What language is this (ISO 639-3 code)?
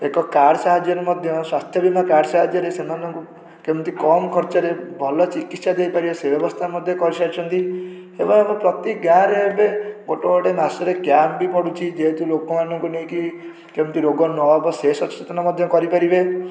ori